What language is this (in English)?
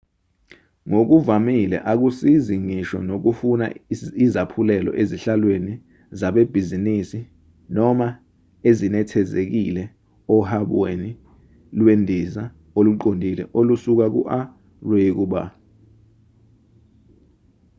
Zulu